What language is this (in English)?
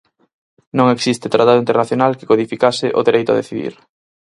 Galician